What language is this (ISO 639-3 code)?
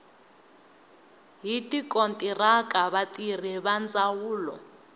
tso